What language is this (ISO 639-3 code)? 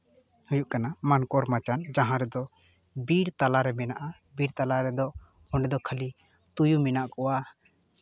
sat